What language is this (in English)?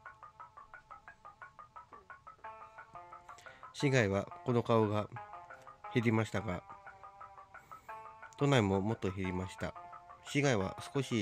Japanese